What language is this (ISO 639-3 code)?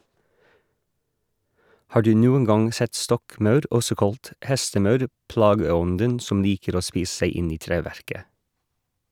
nor